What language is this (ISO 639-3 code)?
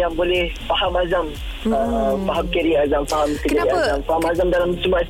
msa